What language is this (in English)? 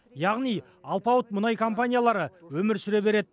Kazakh